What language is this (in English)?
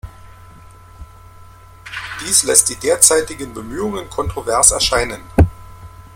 German